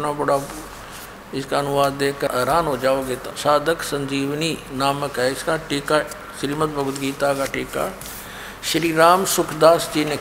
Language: Hindi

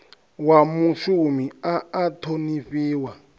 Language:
Venda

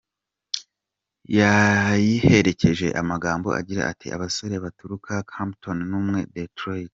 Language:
Kinyarwanda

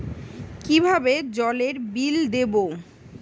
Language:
Bangla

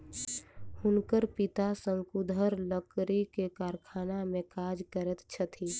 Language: Maithili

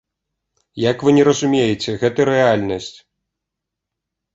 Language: Belarusian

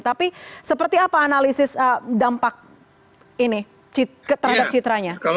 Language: Indonesian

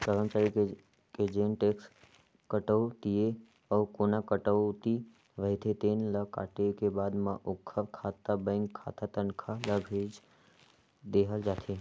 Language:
Chhattisgarhi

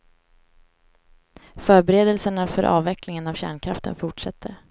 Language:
Swedish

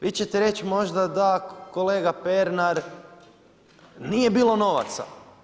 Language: Croatian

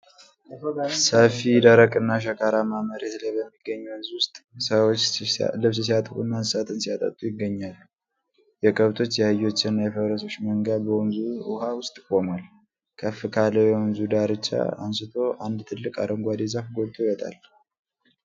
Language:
Amharic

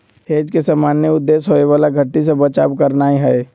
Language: Magahi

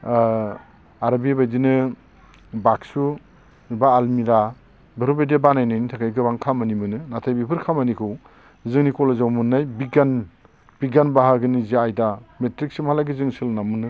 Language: Bodo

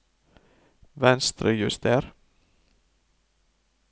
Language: Norwegian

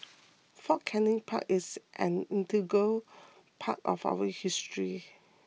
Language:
English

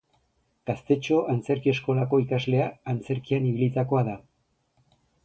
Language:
Basque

